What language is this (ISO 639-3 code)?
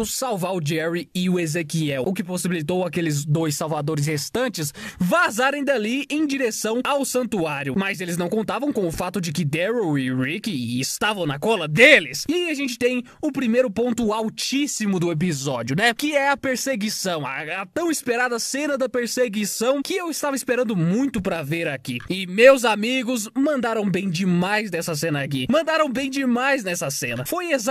por